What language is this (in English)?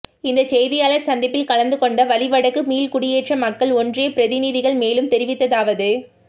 Tamil